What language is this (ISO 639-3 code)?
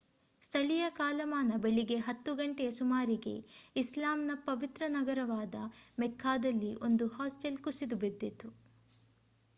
kan